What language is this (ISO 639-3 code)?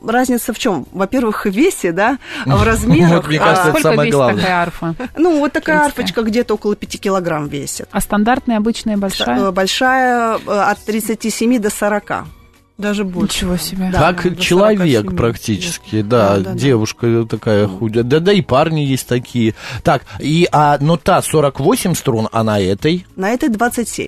rus